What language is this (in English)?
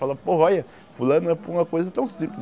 Portuguese